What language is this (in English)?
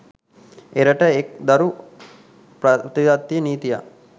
Sinhala